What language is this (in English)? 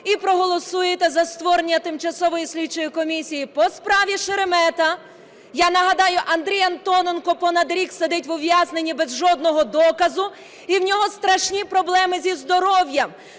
Ukrainian